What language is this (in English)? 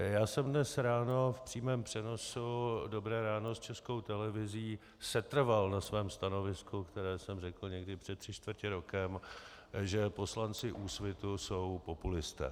Czech